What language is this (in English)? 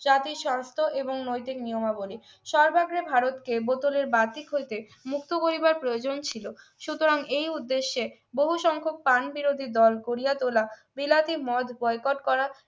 Bangla